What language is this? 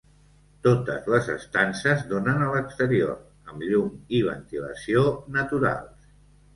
Catalan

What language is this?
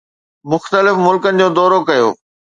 Sindhi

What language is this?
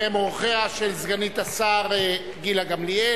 Hebrew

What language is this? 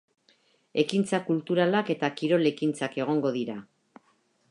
Basque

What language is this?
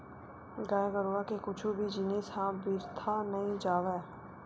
Chhattisgarhi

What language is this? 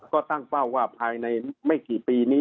Thai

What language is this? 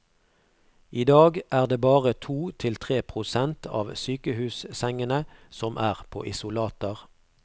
Norwegian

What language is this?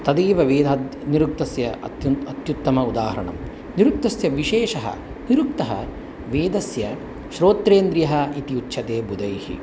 Sanskrit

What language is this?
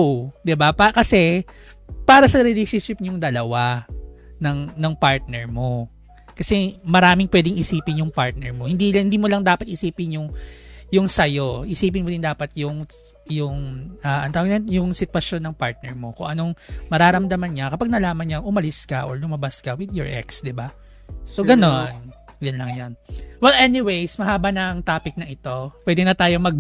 Filipino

